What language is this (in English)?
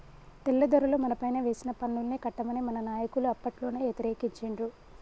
Telugu